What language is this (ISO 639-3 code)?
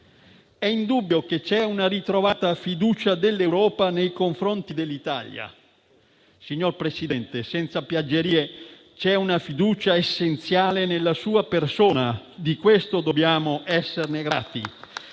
ita